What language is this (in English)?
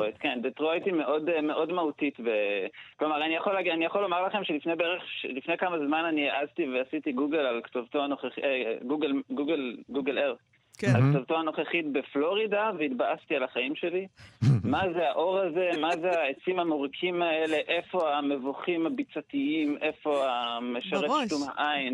Hebrew